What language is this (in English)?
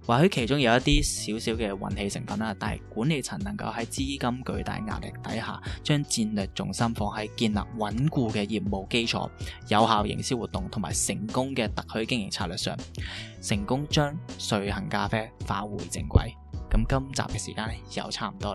Chinese